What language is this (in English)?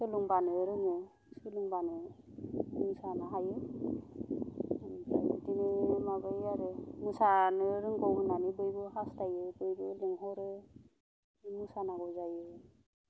Bodo